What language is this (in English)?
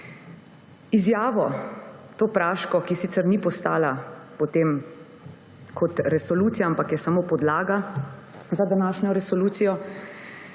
Slovenian